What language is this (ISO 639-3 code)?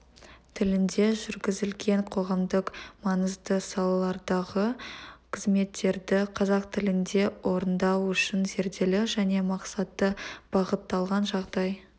kaz